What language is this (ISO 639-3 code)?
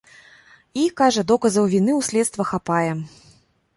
bel